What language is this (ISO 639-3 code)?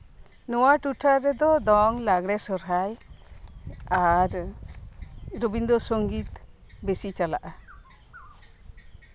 sat